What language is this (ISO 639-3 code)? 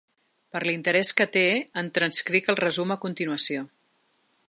cat